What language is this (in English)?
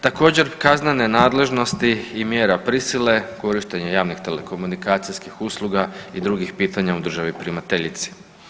Croatian